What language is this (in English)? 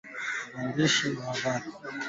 Swahili